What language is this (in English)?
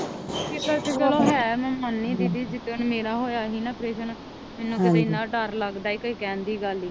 Punjabi